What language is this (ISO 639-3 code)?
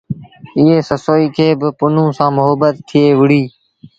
sbn